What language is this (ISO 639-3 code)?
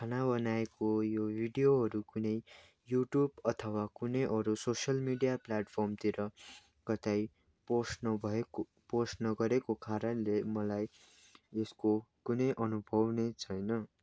nep